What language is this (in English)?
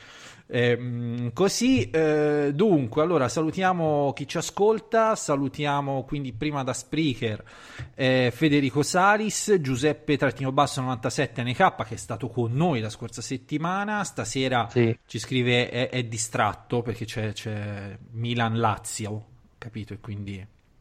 Italian